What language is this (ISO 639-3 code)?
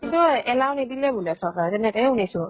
asm